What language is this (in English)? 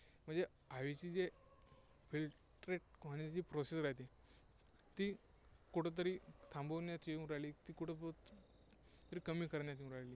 Marathi